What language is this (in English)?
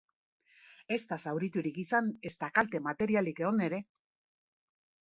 Basque